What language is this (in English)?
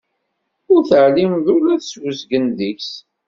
Kabyle